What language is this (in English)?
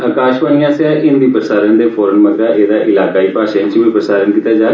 Dogri